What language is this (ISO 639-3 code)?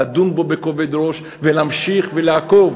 heb